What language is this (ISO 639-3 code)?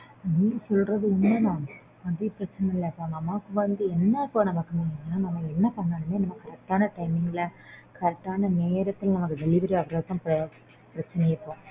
tam